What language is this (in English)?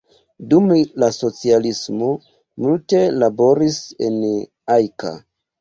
Esperanto